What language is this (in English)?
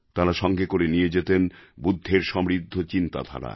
Bangla